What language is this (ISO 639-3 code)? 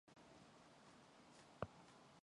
mon